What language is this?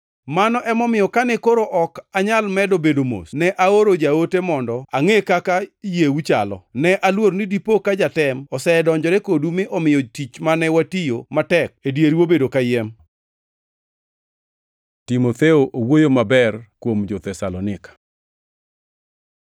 Luo (Kenya and Tanzania)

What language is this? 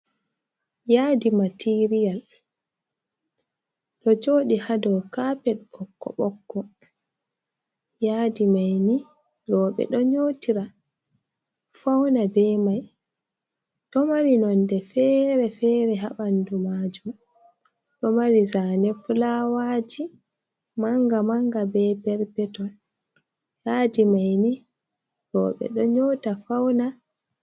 Fula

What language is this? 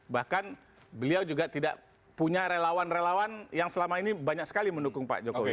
Indonesian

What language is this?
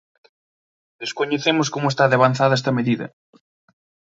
Galician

